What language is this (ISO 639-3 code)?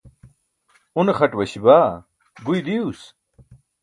bsk